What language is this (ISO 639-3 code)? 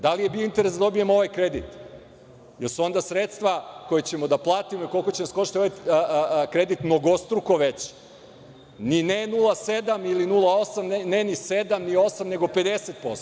srp